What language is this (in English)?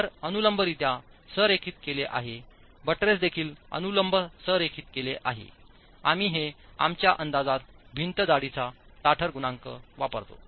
Marathi